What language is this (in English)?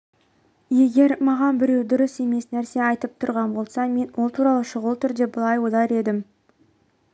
Kazakh